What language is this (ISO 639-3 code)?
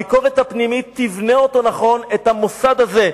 heb